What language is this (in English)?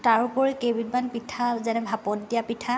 Assamese